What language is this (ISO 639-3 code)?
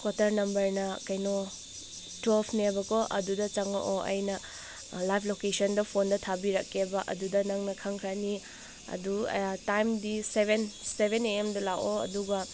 mni